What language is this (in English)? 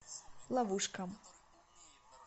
Russian